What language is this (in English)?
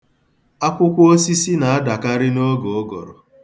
Igbo